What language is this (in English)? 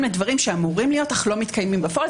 Hebrew